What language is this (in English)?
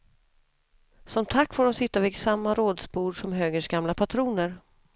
Swedish